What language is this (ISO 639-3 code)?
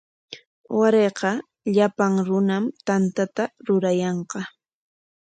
qwa